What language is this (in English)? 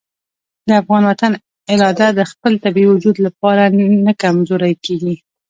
Pashto